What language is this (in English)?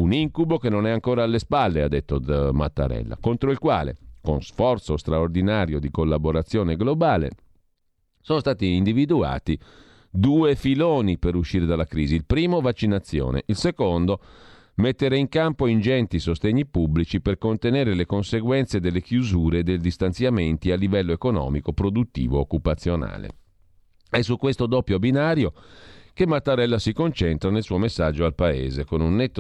Italian